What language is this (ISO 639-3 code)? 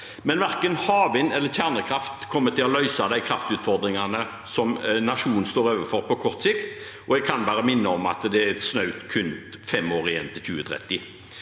nor